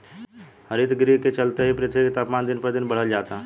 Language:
Bhojpuri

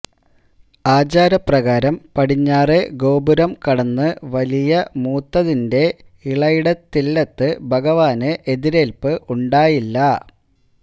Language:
Malayalam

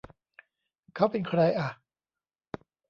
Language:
Thai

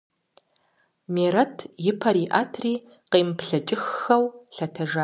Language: Kabardian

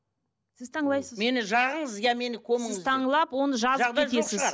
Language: Kazakh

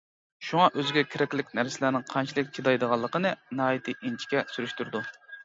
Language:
Uyghur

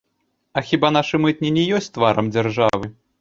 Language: Belarusian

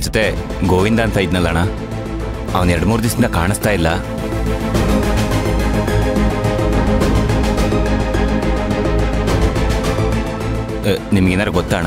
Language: Hindi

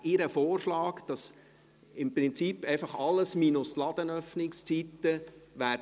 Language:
Swiss German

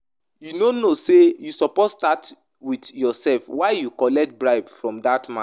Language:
Nigerian Pidgin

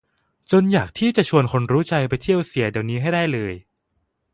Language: Thai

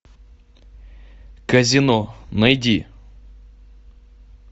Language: Russian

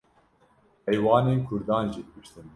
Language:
Kurdish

